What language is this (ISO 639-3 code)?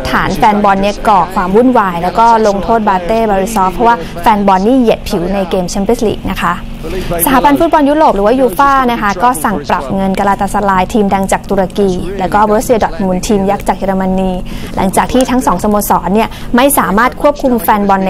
tha